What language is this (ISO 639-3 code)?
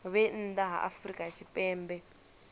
ven